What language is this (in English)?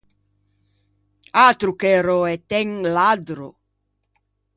Ligurian